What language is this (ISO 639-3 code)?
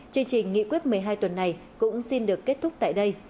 vie